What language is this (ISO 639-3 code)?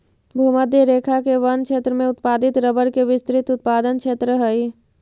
mag